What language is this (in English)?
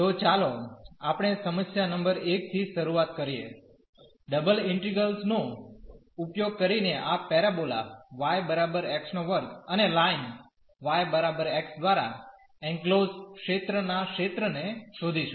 Gujarati